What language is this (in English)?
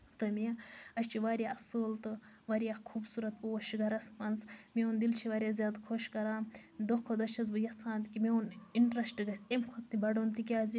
Kashmiri